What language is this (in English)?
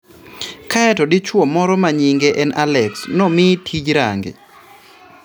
Luo (Kenya and Tanzania)